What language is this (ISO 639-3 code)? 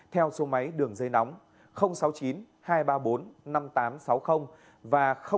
vie